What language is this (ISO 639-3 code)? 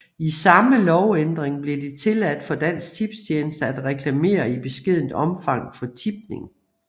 dan